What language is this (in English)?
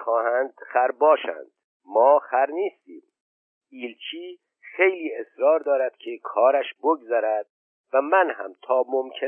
Persian